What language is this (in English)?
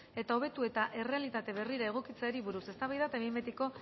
Basque